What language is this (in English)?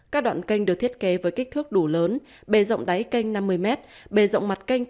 Vietnamese